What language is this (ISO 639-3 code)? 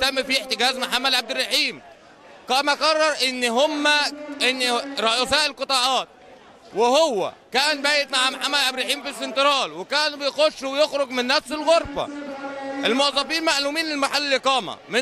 ara